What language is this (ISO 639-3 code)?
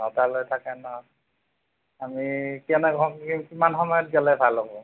asm